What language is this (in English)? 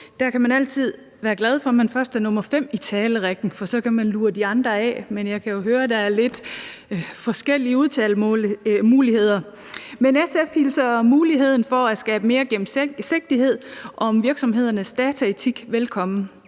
Danish